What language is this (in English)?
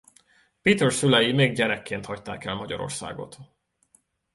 Hungarian